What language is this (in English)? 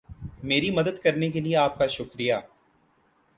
Urdu